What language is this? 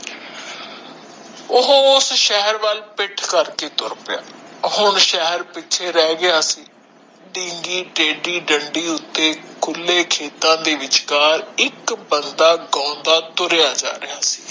Punjabi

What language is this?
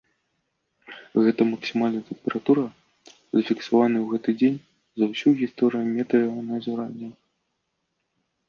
Belarusian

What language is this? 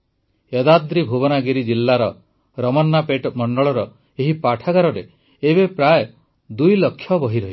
Odia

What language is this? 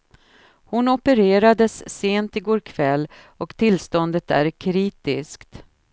Swedish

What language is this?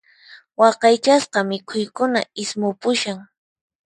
Puno Quechua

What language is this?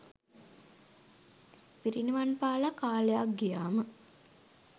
Sinhala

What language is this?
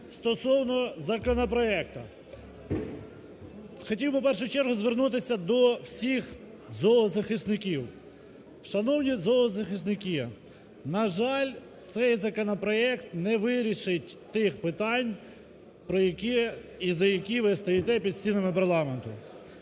Ukrainian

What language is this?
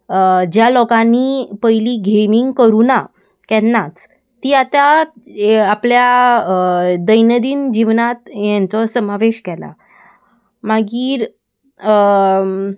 Konkani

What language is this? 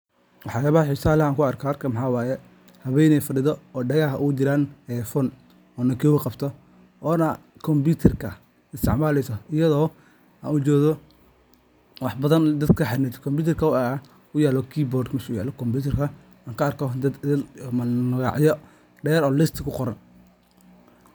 Somali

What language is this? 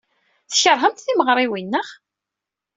Kabyle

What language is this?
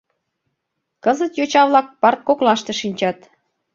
Mari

